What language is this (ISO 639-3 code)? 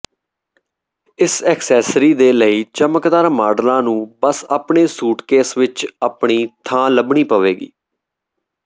pan